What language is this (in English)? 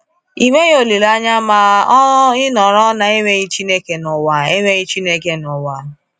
Igbo